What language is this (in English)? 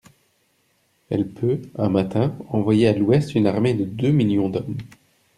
French